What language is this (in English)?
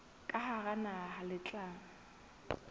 Southern Sotho